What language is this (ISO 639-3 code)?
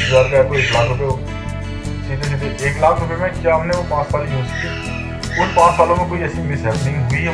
hin